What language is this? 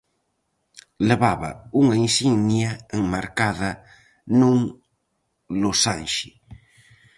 Galician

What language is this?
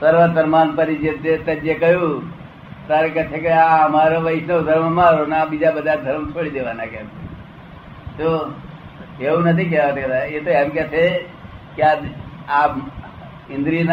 Gujarati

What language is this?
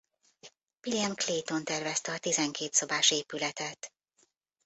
Hungarian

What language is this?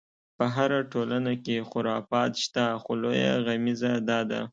Pashto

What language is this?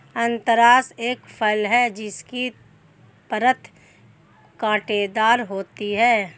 Hindi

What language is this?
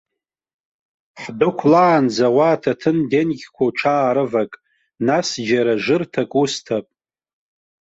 Abkhazian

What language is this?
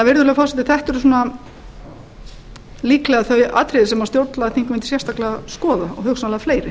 Icelandic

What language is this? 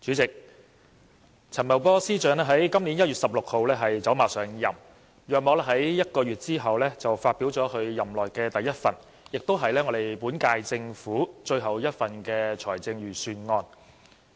Cantonese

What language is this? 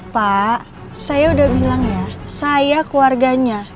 Indonesian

